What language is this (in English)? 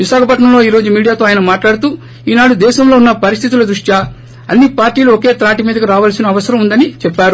Telugu